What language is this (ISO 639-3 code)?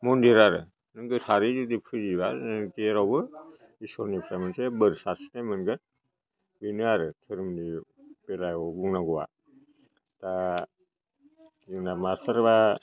brx